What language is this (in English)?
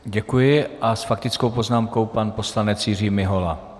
Czech